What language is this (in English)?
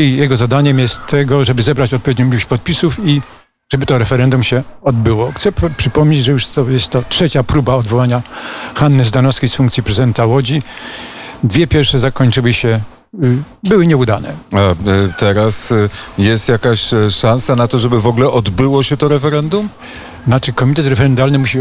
Polish